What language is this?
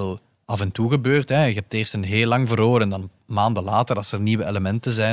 Dutch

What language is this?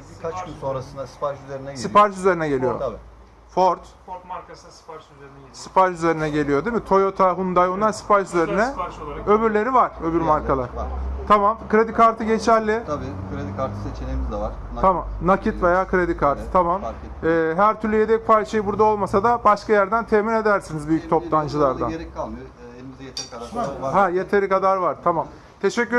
Turkish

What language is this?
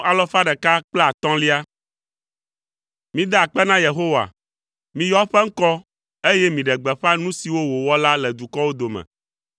Ewe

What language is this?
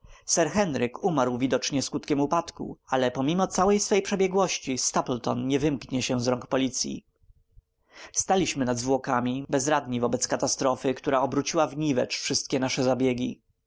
Polish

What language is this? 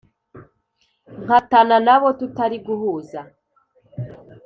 Kinyarwanda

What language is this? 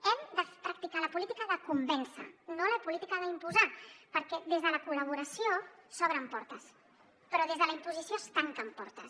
Catalan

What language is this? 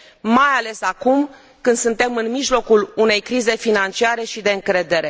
Romanian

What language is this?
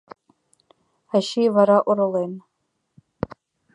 Mari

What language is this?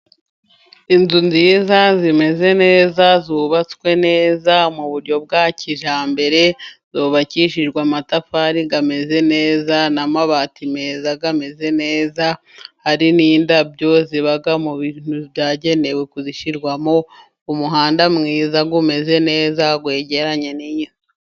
Kinyarwanda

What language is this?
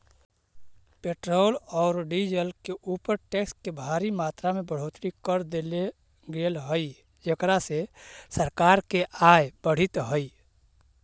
Magahi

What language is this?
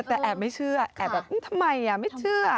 Thai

